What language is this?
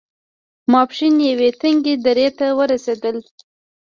Pashto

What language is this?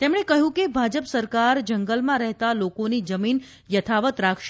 Gujarati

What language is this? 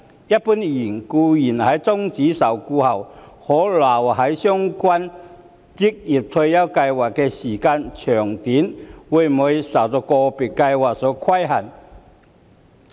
Cantonese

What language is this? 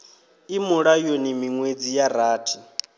Venda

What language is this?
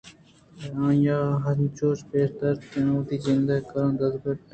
Eastern Balochi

